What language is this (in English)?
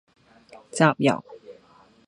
Cantonese